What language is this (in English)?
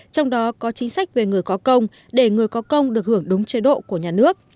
Vietnamese